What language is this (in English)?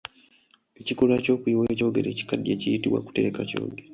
Ganda